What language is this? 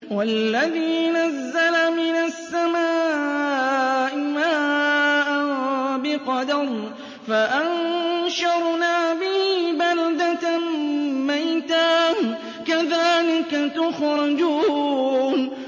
Arabic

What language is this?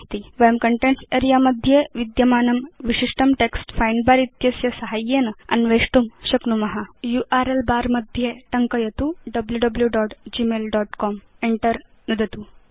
Sanskrit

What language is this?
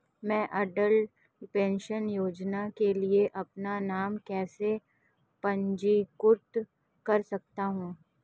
Hindi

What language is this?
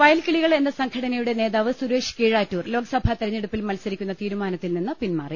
Malayalam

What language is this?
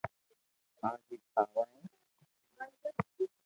Loarki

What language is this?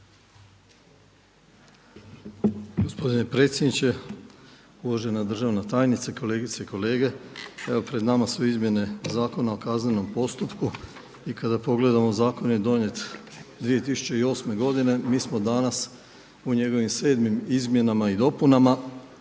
Croatian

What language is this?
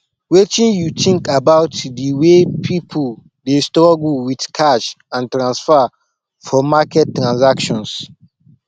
Nigerian Pidgin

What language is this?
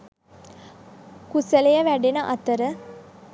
Sinhala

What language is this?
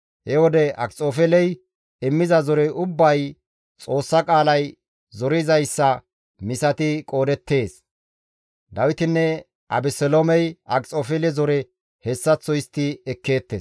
Gamo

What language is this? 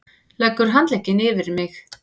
Icelandic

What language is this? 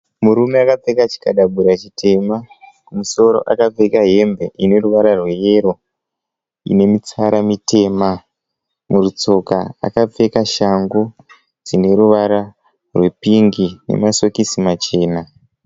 Shona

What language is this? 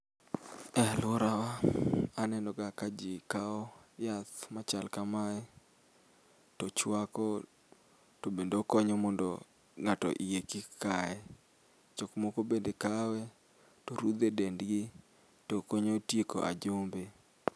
Luo (Kenya and Tanzania)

